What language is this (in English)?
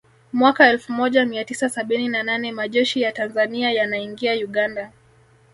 Swahili